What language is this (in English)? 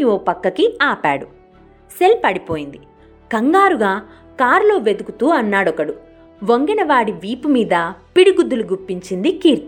Telugu